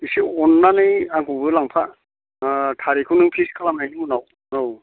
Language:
Bodo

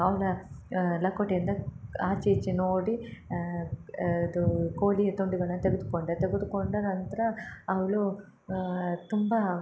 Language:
Kannada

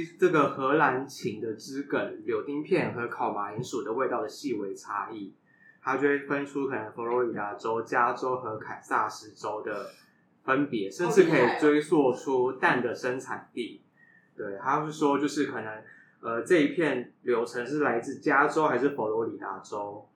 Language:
Chinese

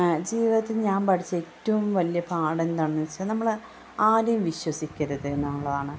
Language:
Malayalam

